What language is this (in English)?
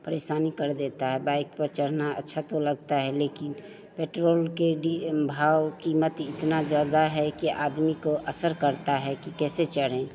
Hindi